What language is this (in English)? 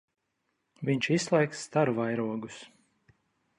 Latvian